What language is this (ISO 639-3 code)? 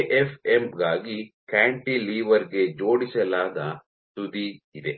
kan